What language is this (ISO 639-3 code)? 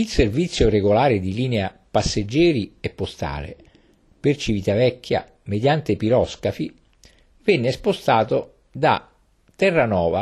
ita